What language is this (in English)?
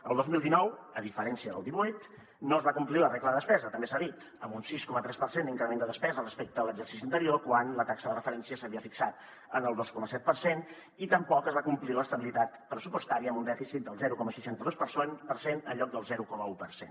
Catalan